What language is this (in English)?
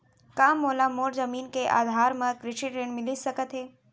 Chhattisgarhi